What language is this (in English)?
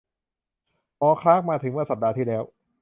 Thai